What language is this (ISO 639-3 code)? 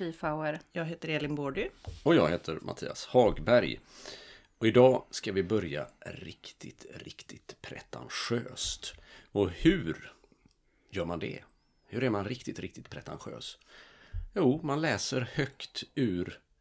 swe